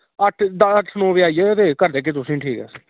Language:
Dogri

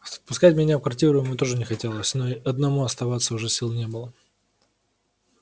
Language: Russian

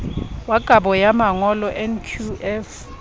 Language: Southern Sotho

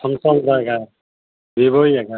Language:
Punjabi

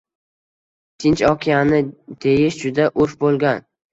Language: Uzbek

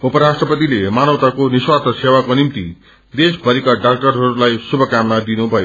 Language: Nepali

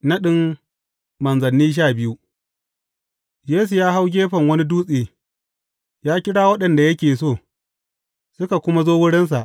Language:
Hausa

